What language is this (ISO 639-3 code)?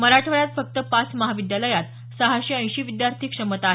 mar